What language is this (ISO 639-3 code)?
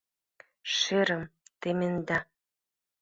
chm